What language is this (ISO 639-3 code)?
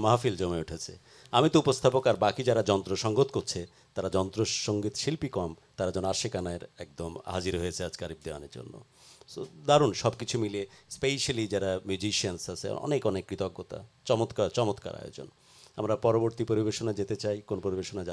ara